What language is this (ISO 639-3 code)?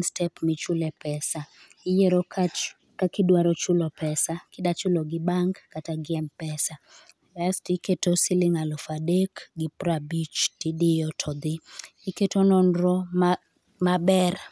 luo